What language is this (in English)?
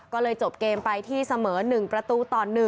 Thai